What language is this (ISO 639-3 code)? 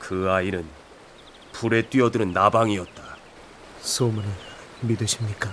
kor